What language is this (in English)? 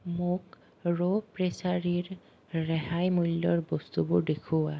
Assamese